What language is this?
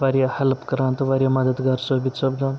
Kashmiri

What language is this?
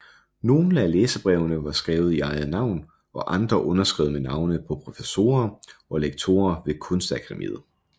Danish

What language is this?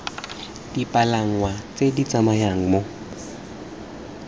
Tswana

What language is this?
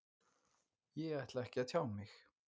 Icelandic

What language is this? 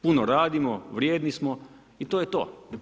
Croatian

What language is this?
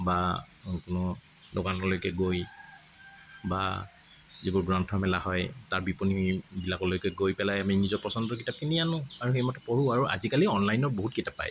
Assamese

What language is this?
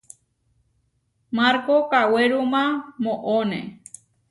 Huarijio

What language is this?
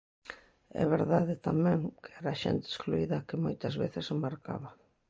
Galician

